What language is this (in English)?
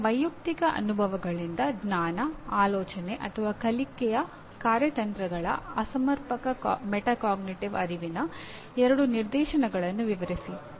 Kannada